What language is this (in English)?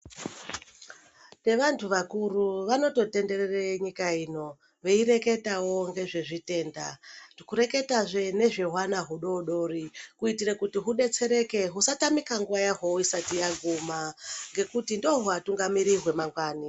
Ndau